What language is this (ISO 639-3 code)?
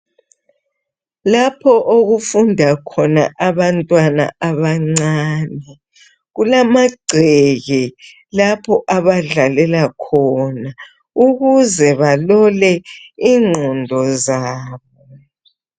nde